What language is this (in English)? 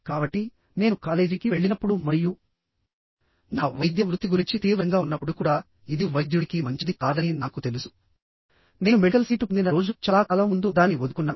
Telugu